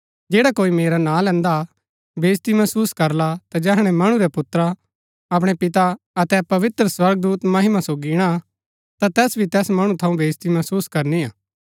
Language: Gaddi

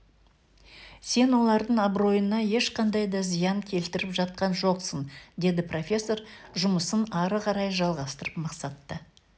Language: Kazakh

